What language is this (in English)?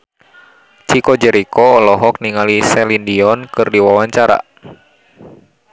Sundanese